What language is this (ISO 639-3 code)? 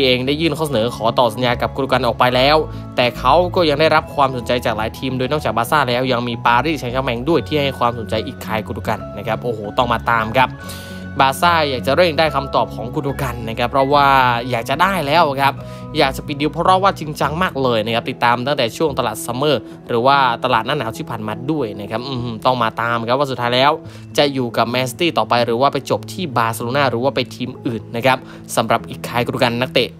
tha